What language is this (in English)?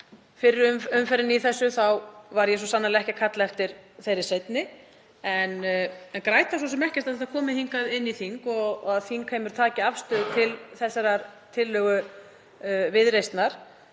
Icelandic